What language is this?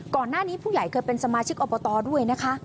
Thai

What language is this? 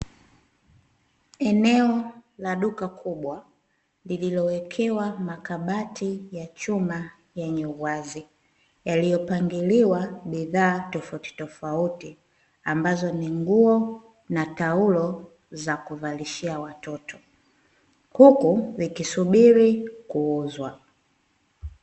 Swahili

